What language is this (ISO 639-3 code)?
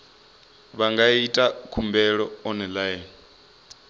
ven